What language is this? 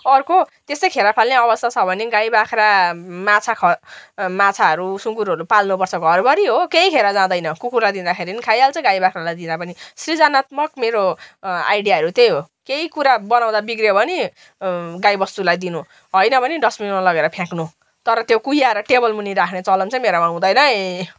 Nepali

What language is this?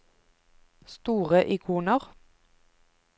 Norwegian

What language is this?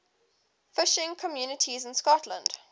English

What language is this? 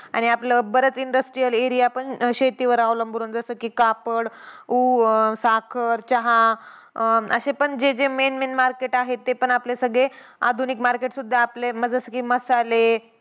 Marathi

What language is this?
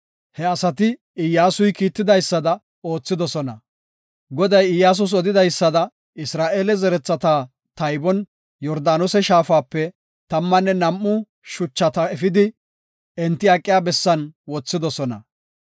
Gofa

